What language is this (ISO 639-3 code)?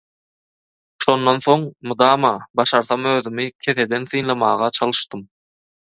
tuk